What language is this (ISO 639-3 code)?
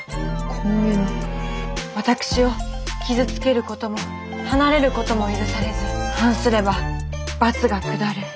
jpn